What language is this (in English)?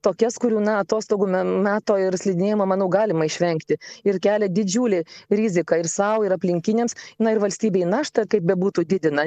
Lithuanian